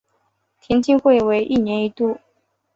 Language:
Chinese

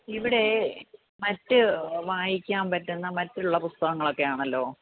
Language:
Malayalam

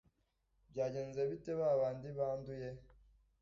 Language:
Kinyarwanda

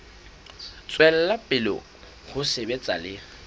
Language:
Southern Sotho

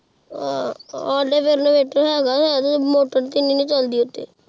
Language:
Punjabi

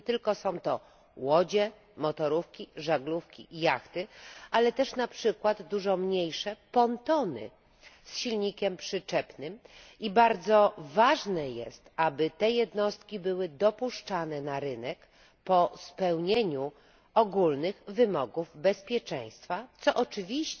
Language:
Polish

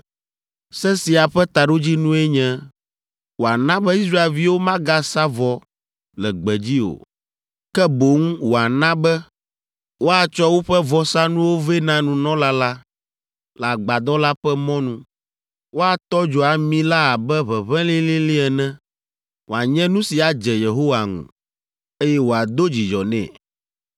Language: Ewe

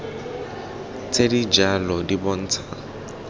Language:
Tswana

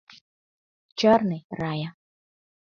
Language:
Mari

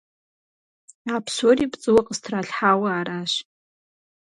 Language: Kabardian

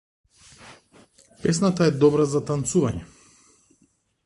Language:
Macedonian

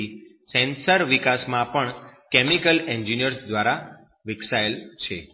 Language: Gujarati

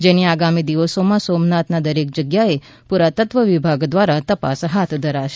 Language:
Gujarati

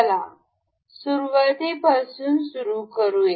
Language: Marathi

